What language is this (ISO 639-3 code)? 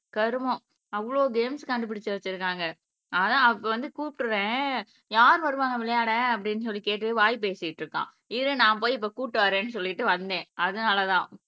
tam